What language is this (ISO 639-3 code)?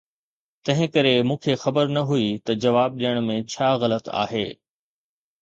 snd